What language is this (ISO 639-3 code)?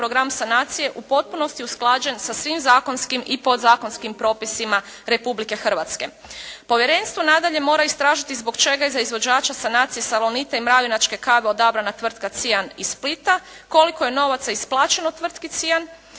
hrv